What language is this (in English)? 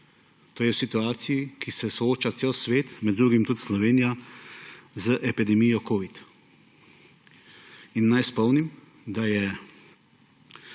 Slovenian